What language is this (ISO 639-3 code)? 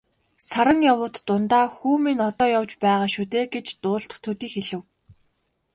mon